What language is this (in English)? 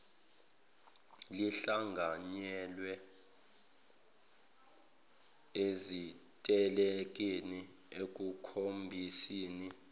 Zulu